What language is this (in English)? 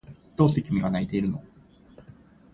Japanese